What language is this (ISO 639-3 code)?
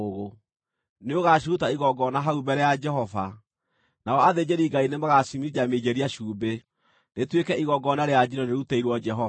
kik